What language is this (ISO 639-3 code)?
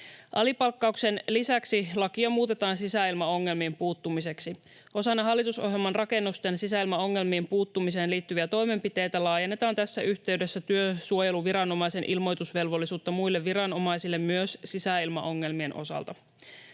fin